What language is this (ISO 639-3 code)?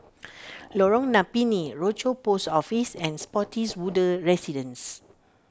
eng